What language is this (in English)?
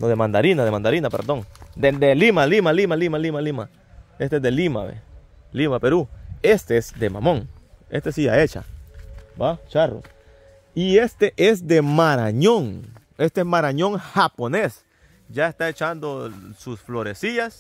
Spanish